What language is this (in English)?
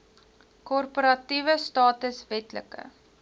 Afrikaans